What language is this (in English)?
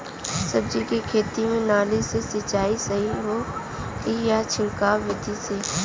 Bhojpuri